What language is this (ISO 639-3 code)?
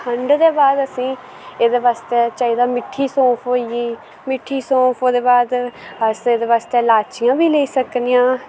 doi